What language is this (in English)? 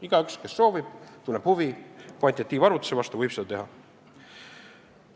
Estonian